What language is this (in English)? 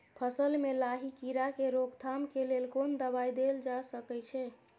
Maithili